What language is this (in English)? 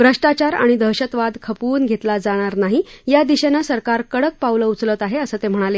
Marathi